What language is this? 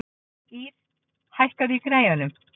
Icelandic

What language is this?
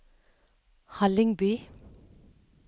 Norwegian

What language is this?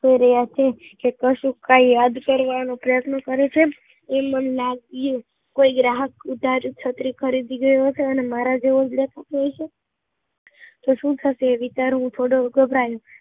Gujarati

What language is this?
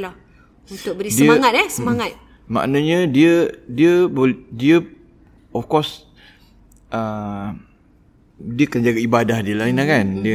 Malay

